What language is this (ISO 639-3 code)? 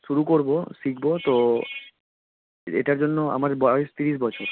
ben